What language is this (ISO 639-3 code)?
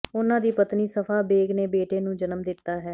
pan